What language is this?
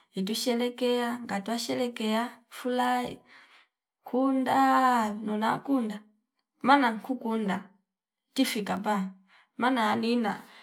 Fipa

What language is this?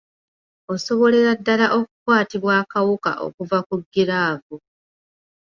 Ganda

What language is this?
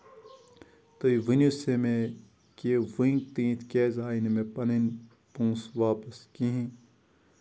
Kashmiri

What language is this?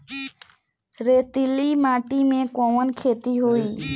Bhojpuri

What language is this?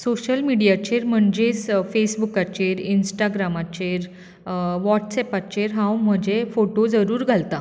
Konkani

